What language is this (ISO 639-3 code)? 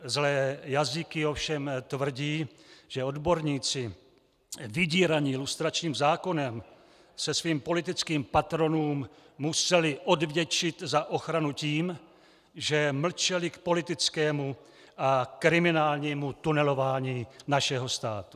ces